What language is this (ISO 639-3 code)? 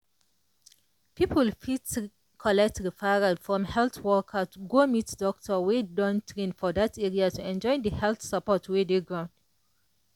pcm